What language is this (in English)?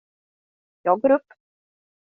Swedish